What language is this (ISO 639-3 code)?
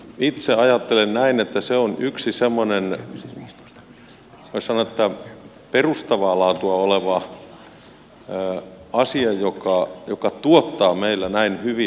fin